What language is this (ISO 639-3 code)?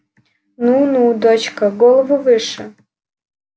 rus